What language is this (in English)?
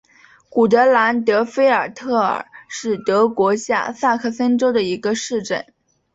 Chinese